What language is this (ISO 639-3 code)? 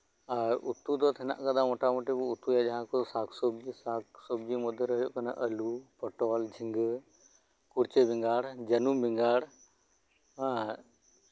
sat